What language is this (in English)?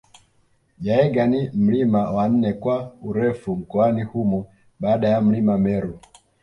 Swahili